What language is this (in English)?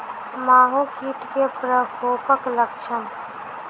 Maithili